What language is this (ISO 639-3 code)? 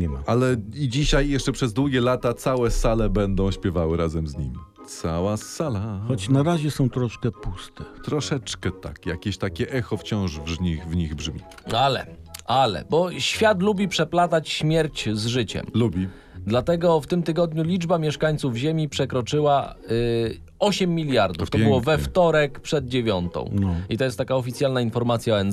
pol